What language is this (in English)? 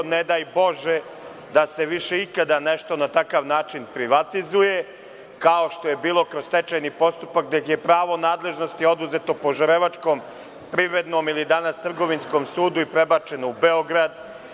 Serbian